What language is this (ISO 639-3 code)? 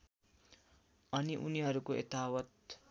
nep